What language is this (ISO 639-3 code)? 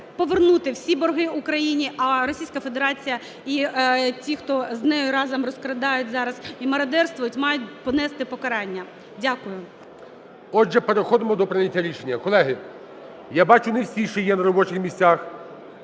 ukr